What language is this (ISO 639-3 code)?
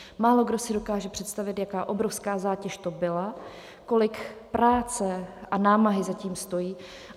ces